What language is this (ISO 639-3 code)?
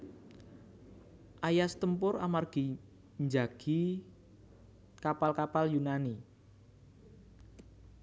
jav